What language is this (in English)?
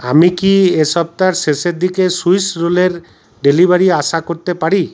Bangla